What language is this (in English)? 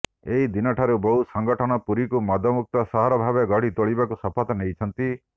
Odia